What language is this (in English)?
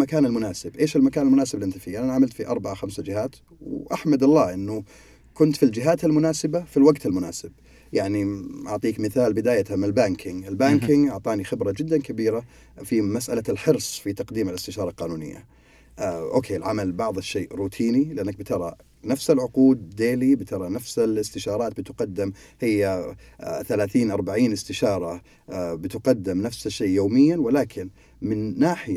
Arabic